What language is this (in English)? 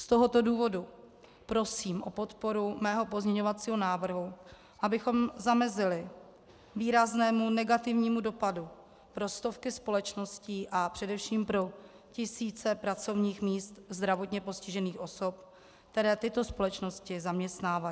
Czech